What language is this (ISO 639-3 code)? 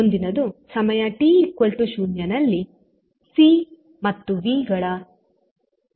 kan